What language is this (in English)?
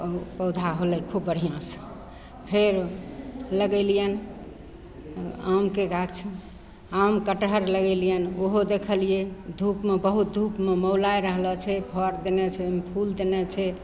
Maithili